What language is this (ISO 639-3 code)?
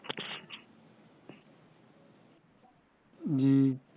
ben